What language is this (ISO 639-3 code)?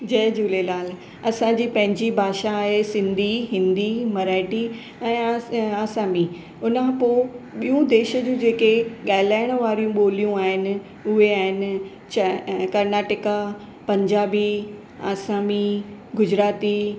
snd